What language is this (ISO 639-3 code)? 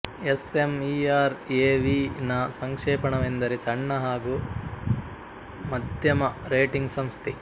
kan